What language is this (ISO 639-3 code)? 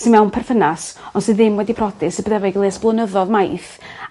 cym